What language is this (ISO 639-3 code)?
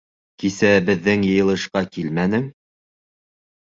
bak